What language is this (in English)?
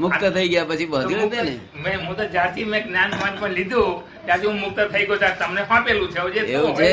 Gujarati